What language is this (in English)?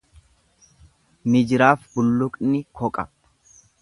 Oromo